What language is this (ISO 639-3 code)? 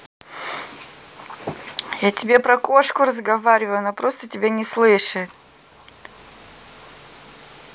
rus